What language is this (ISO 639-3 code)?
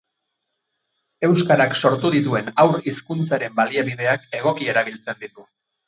eus